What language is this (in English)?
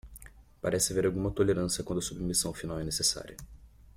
Portuguese